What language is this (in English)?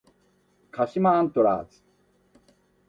Japanese